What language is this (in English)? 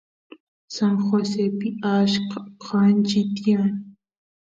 Santiago del Estero Quichua